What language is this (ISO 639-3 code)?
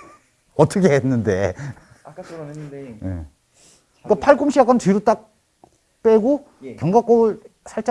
kor